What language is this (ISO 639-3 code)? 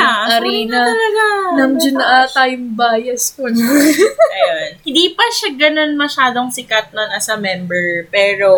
fil